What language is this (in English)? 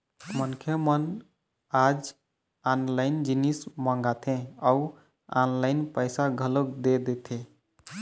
Chhattisgarhi